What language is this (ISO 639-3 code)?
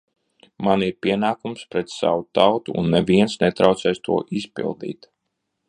lav